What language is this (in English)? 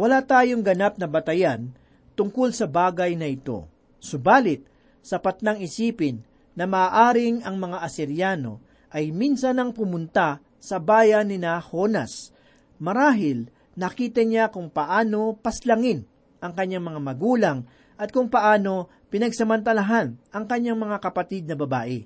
Filipino